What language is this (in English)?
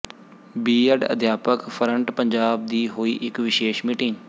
Punjabi